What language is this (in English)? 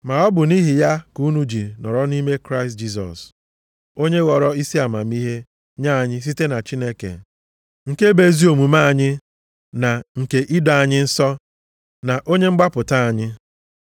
Igbo